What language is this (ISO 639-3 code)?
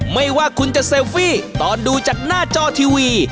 tha